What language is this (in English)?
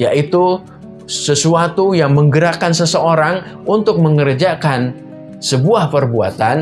Indonesian